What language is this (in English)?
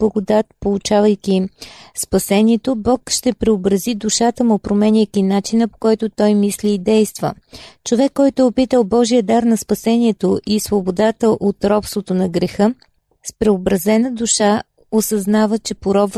Bulgarian